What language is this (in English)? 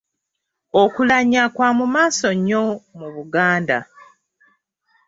Ganda